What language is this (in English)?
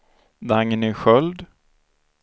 Swedish